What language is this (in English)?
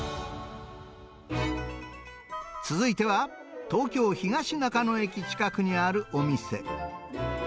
Japanese